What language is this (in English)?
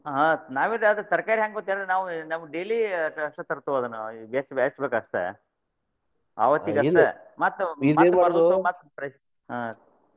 Kannada